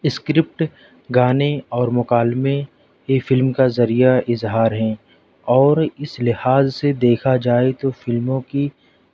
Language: Urdu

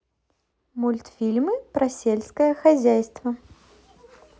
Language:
Russian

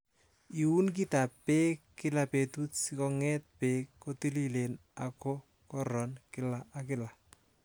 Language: Kalenjin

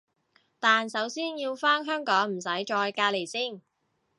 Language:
Cantonese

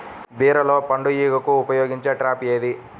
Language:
Telugu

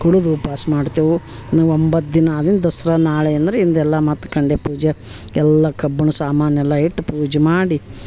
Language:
Kannada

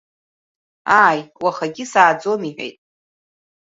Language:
Abkhazian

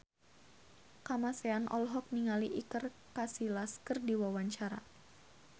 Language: Sundanese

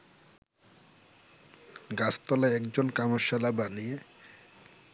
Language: Bangla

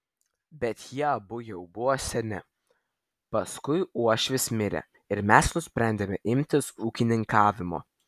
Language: Lithuanian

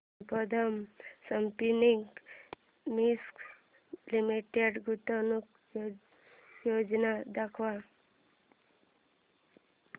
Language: Marathi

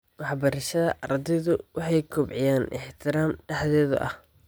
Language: Somali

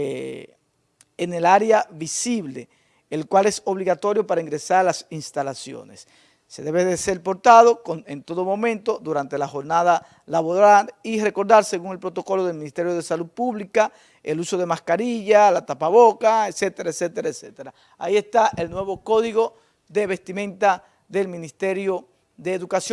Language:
Spanish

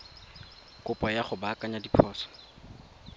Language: Tswana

